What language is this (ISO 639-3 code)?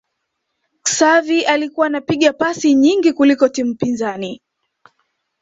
swa